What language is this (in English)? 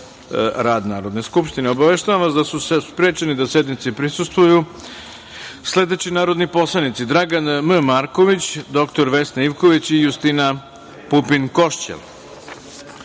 Serbian